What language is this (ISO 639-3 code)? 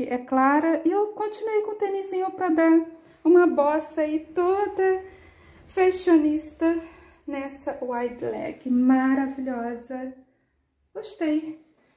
por